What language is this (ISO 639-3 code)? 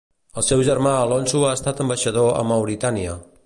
cat